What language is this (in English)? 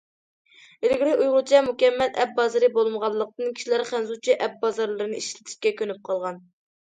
Uyghur